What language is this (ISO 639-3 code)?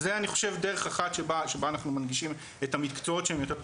heb